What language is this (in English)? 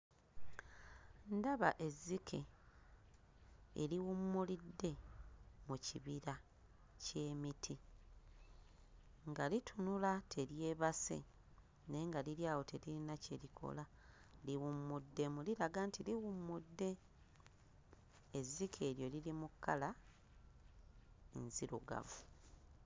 Ganda